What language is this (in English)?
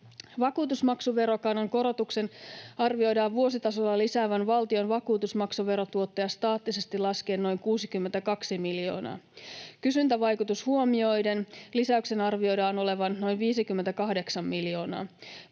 Finnish